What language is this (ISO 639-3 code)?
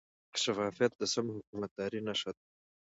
pus